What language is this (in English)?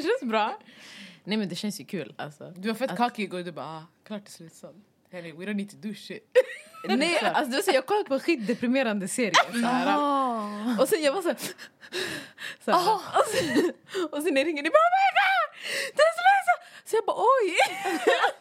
Swedish